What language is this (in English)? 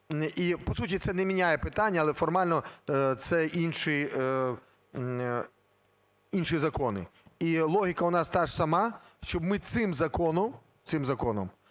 Ukrainian